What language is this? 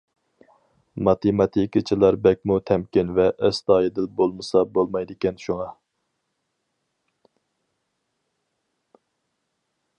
Uyghur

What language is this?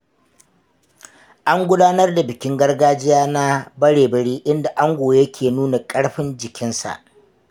Hausa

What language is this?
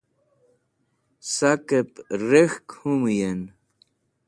Wakhi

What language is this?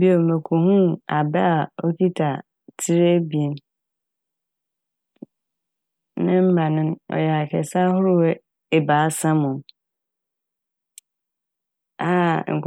Akan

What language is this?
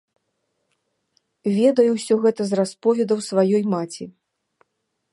Belarusian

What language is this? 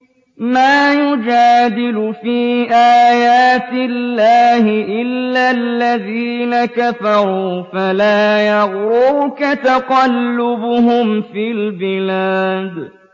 Arabic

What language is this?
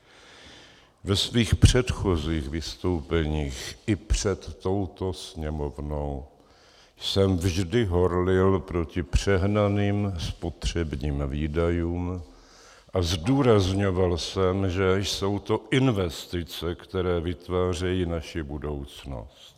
Czech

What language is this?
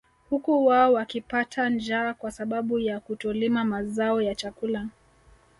Swahili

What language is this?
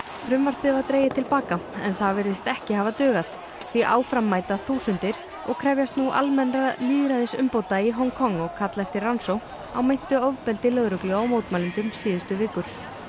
Icelandic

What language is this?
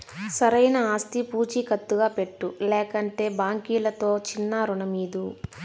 Telugu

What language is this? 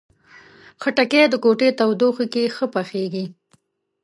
Pashto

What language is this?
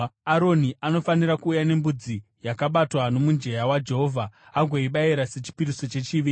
Shona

